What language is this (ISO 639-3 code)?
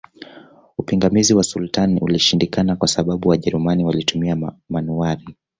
swa